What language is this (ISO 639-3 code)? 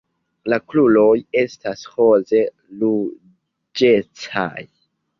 epo